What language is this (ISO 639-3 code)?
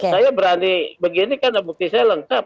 ind